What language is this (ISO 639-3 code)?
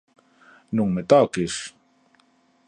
glg